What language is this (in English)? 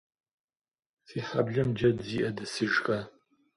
Kabardian